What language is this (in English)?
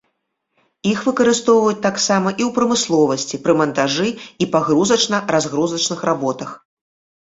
Belarusian